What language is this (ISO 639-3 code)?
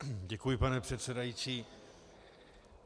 ces